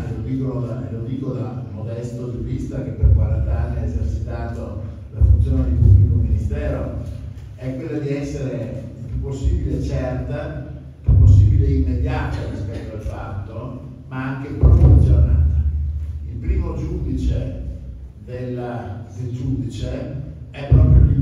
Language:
Italian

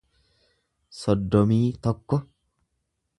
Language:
Oromo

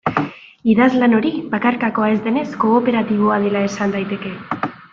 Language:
Basque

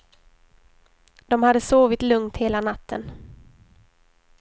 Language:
Swedish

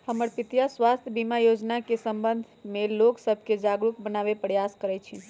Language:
Magahi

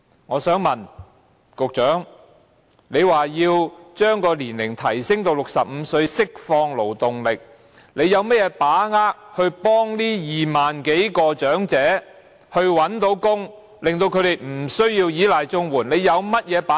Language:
Cantonese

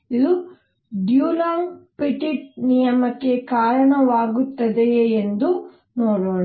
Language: Kannada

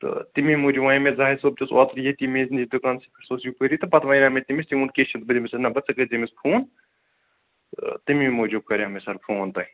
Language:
Kashmiri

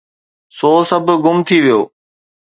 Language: Sindhi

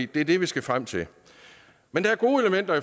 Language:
Danish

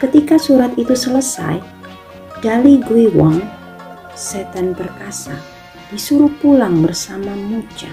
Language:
Indonesian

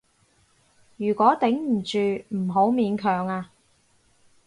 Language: Cantonese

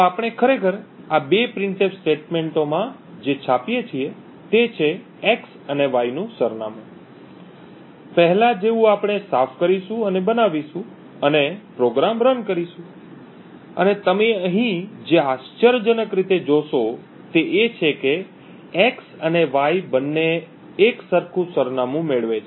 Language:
Gujarati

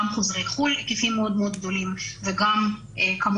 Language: Hebrew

